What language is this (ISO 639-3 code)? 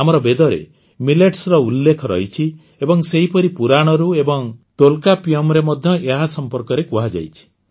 ori